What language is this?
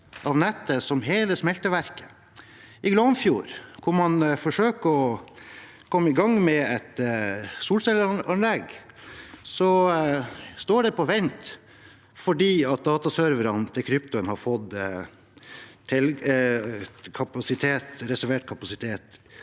Norwegian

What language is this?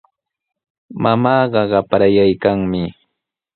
Sihuas Ancash Quechua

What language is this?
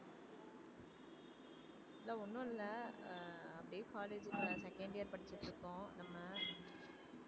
Tamil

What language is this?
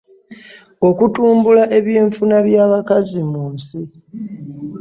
Ganda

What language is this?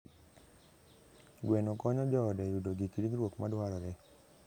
Luo (Kenya and Tanzania)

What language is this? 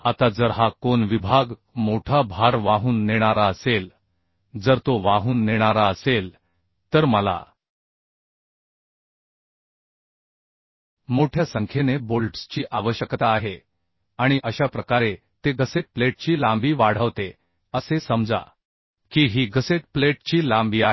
Marathi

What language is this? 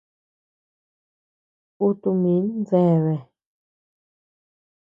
Tepeuxila Cuicatec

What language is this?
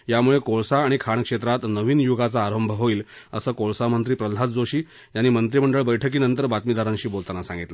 Marathi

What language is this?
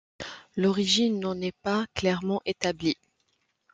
French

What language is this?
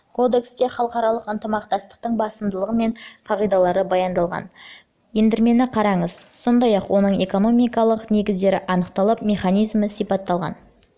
Kazakh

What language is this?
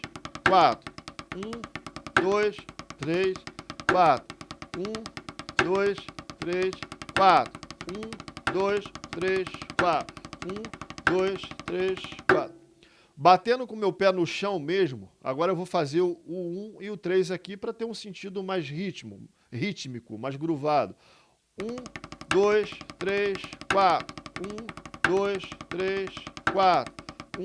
Portuguese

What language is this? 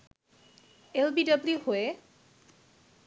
Bangla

